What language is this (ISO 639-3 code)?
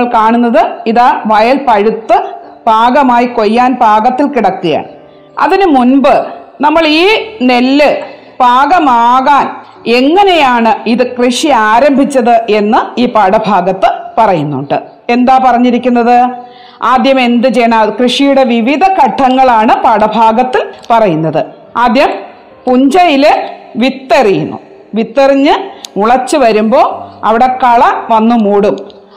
mal